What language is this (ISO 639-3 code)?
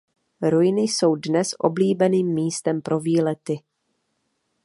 ces